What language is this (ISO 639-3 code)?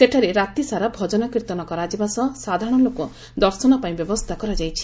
ori